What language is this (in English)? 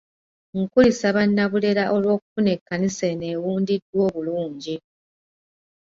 Ganda